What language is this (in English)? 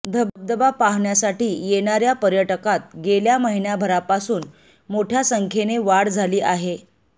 Marathi